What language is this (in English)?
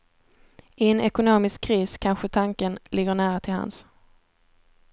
Swedish